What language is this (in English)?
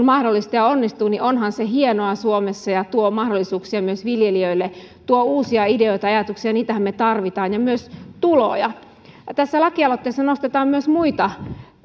Finnish